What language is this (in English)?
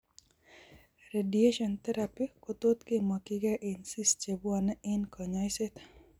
Kalenjin